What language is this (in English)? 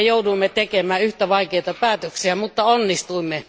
Finnish